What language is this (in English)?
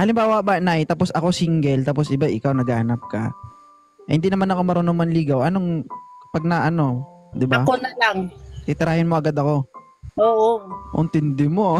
Filipino